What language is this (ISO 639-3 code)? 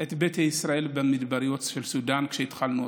heb